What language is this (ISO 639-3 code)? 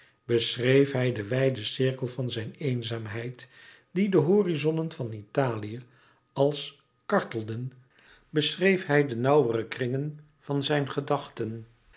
nld